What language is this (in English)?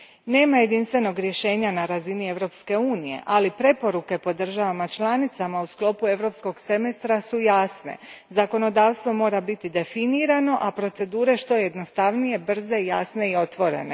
Croatian